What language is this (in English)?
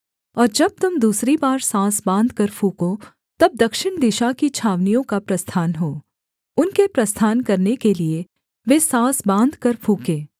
Hindi